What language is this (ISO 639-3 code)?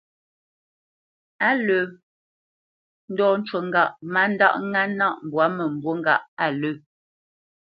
bce